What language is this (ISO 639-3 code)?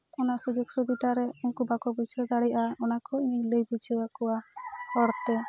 sat